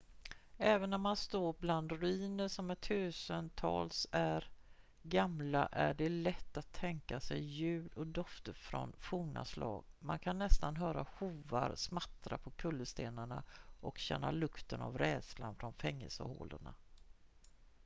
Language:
Swedish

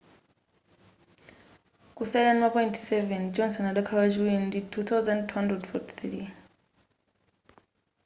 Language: Nyanja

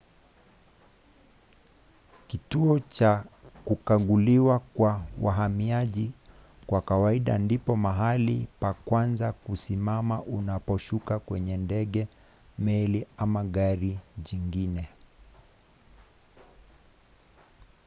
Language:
Swahili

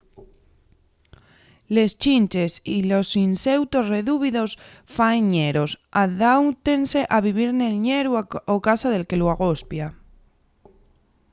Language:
Asturian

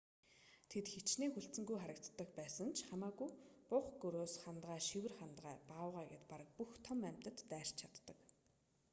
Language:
Mongolian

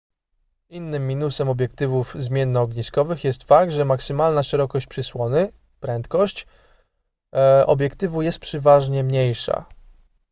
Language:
Polish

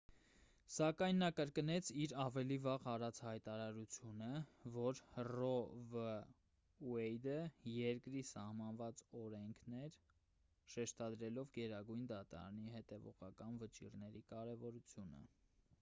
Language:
Armenian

